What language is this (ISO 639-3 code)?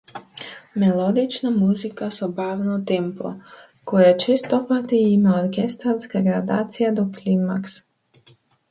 mkd